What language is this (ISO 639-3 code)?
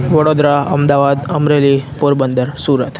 guj